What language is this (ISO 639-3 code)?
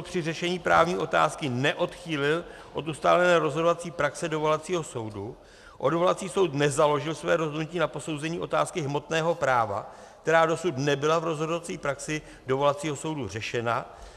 ces